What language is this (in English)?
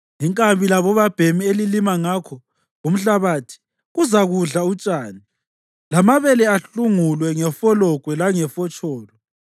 North Ndebele